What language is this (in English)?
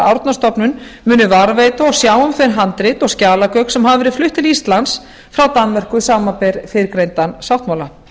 Icelandic